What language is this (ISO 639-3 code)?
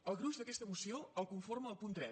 cat